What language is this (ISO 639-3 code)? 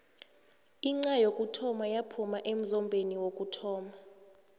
nbl